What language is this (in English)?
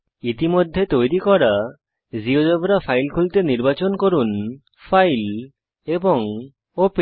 Bangla